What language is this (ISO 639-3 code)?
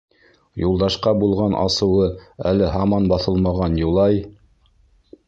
bak